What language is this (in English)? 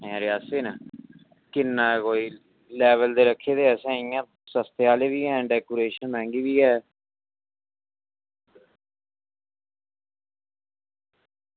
Dogri